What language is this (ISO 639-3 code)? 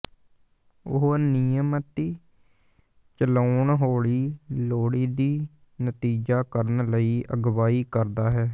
pan